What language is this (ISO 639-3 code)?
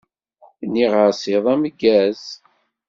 kab